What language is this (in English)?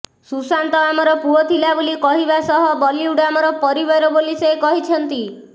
Odia